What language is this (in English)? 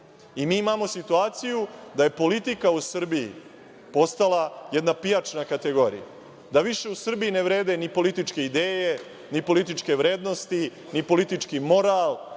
Serbian